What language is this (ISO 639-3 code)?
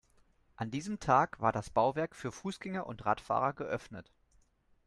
deu